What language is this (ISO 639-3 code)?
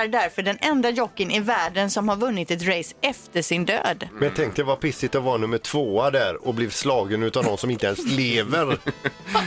swe